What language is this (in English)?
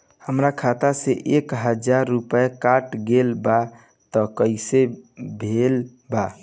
Bhojpuri